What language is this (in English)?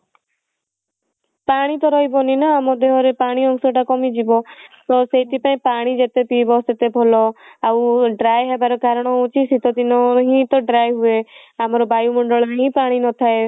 Odia